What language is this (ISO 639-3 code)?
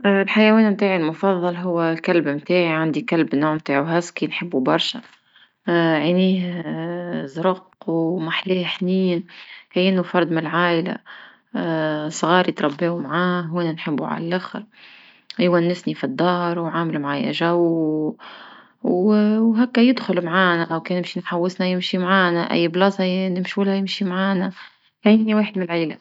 aeb